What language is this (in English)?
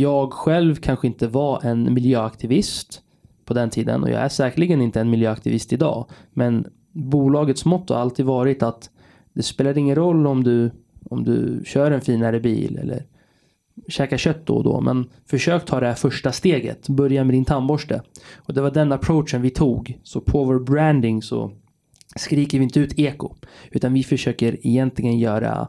Swedish